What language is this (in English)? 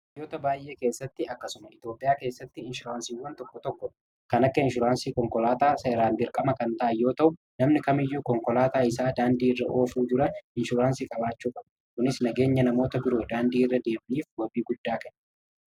Oromo